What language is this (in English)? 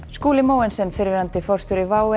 Icelandic